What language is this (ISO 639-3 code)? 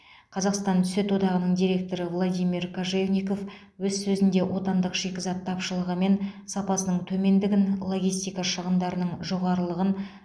kaz